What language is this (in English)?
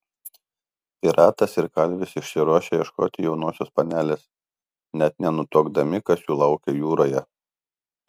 Lithuanian